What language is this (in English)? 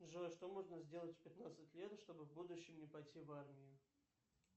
Russian